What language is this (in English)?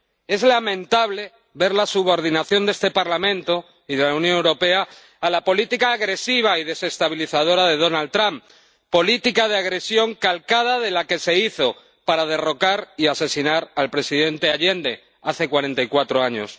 Spanish